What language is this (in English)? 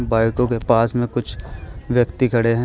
Hindi